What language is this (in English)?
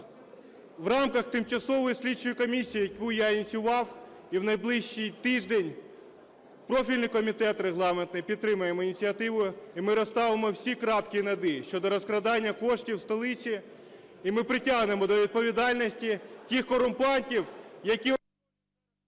Ukrainian